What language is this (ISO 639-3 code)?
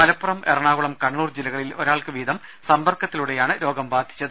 mal